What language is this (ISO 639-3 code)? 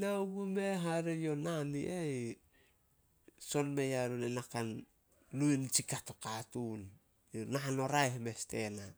sol